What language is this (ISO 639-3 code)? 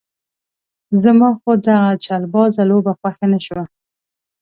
pus